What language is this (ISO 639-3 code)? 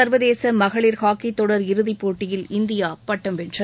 tam